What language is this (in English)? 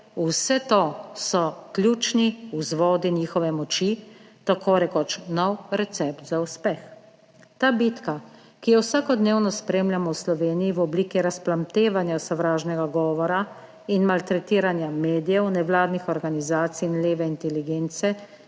Slovenian